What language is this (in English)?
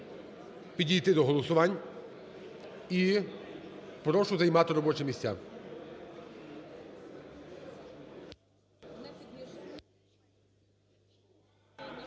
Ukrainian